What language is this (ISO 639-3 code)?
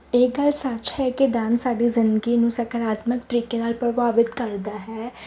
pan